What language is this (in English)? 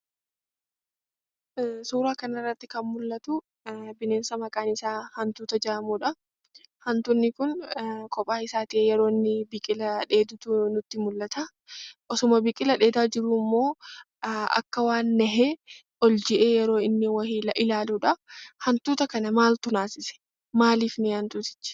Oromo